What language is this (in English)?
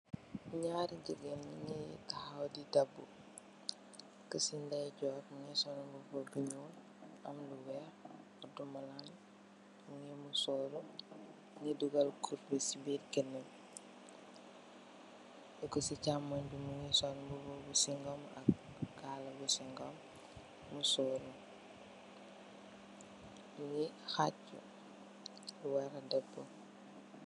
Wolof